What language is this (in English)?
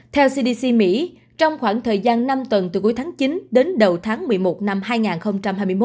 Vietnamese